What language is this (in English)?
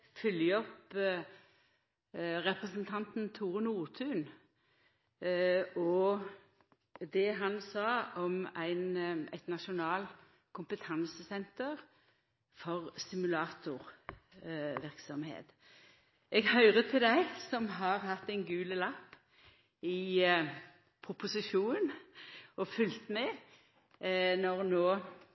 Norwegian Nynorsk